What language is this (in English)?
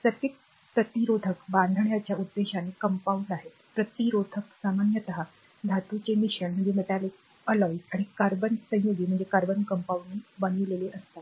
Marathi